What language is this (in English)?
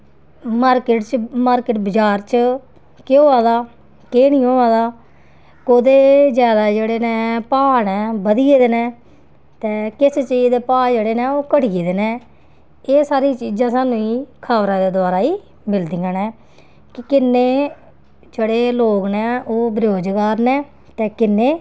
Dogri